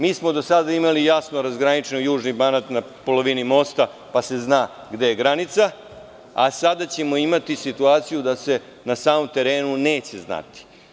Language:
Serbian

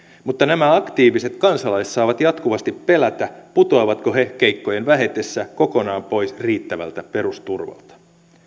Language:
Finnish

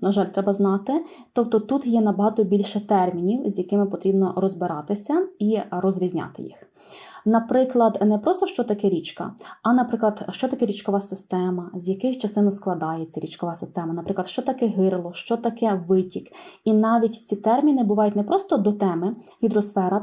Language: Ukrainian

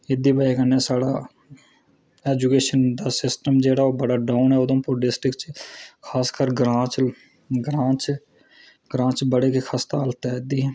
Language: Dogri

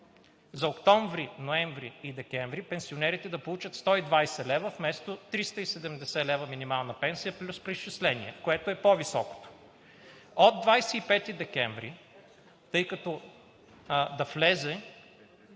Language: Bulgarian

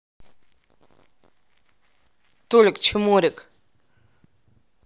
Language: Russian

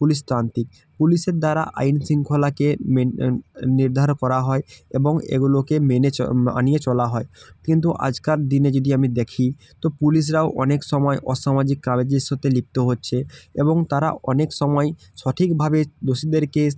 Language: Bangla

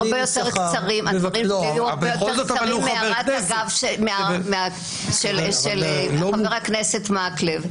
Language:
Hebrew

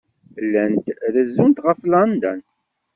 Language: Kabyle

